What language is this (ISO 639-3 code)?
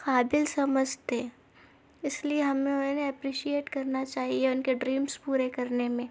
urd